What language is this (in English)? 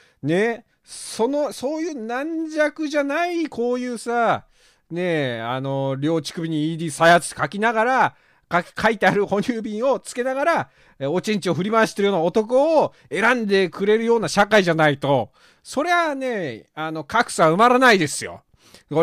Japanese